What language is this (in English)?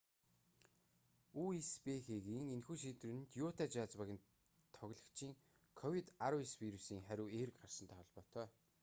Mongolian